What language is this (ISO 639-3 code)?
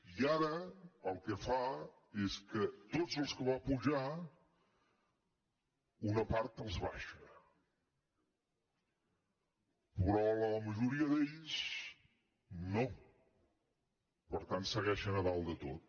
cat